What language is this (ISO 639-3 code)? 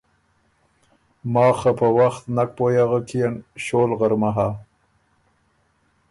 oru